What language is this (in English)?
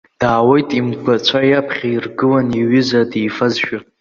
Abkhazian